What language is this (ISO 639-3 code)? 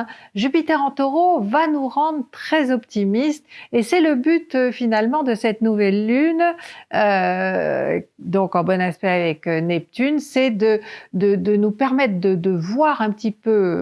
fra